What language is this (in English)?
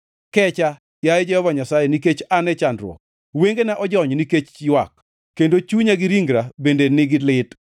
Luo (Kenya and Tanzania)